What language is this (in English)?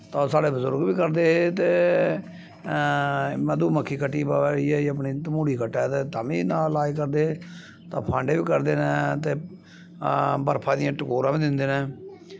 Dogri